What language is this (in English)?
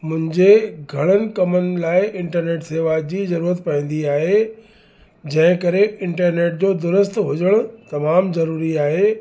Sindhi